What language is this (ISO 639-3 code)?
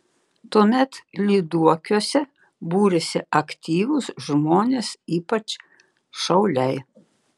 lit